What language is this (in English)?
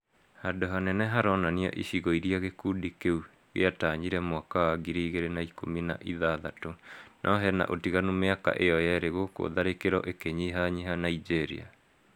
Kikuyu